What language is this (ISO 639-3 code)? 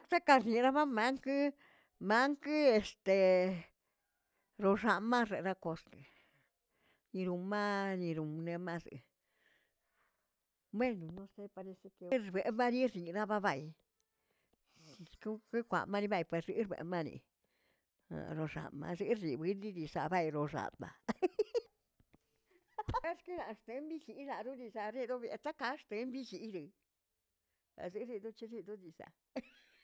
zts